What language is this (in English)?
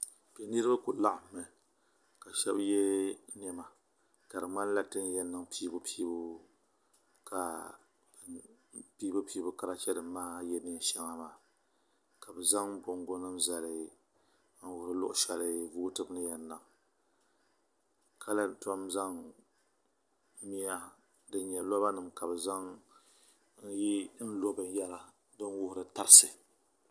Dagbani